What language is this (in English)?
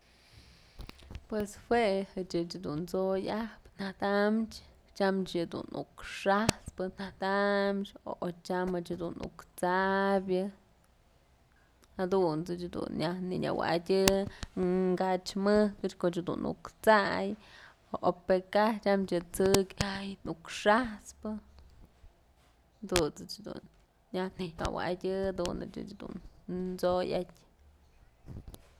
Mazatlán Mixe